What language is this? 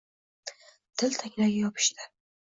Uzbek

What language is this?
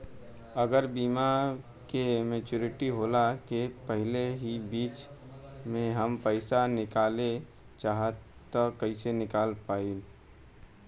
Bhojpuri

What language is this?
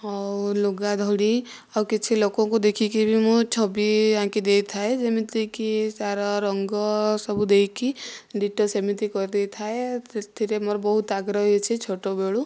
Odia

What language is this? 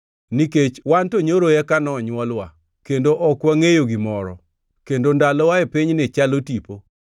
Luo (Kenya and Tanzania)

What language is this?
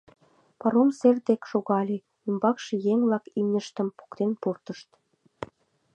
Mari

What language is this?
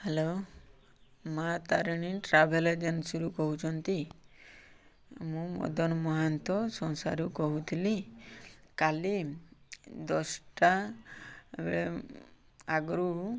Odia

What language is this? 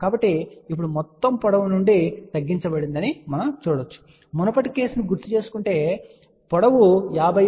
Telugu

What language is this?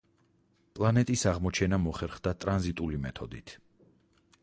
Georgian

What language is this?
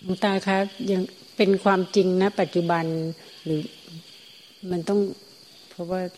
Thai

